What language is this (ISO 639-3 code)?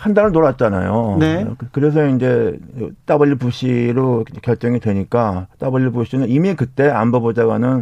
kor